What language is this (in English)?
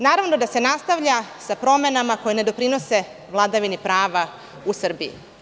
Serbian